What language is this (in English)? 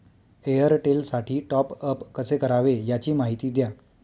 Marathi